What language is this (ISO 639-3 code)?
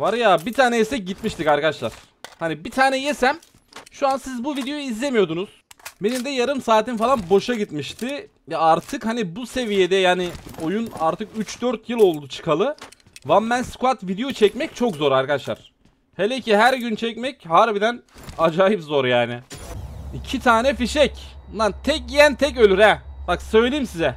tur